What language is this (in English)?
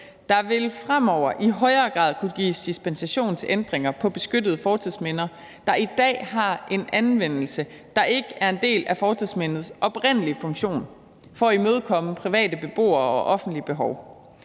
Danish